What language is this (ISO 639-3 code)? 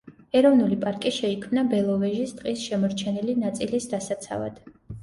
kat